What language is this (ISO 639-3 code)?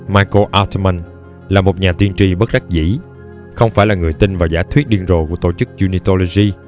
vie